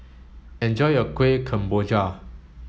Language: English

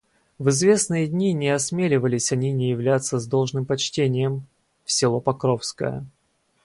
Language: Russian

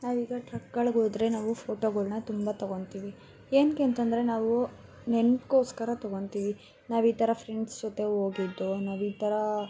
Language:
Kannada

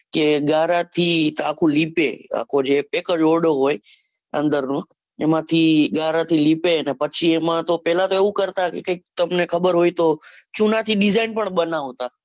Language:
Gujarati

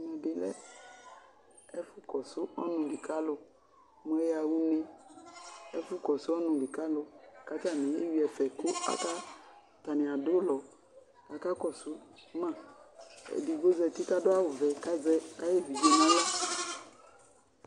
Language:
Ikposo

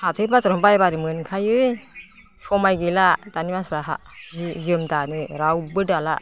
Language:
Bodo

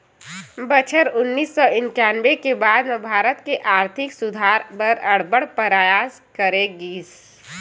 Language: Chhattisgarhi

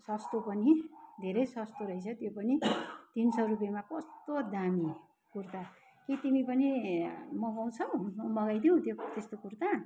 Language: Nepali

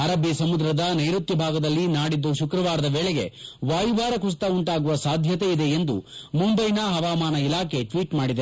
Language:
Kannada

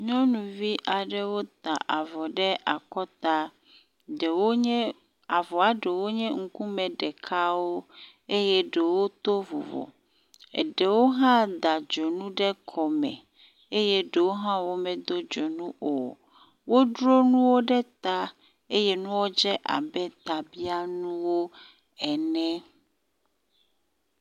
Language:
Ewe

